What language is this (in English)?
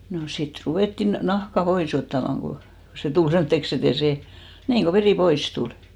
Finnish